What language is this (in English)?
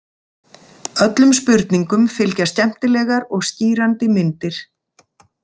Icelandic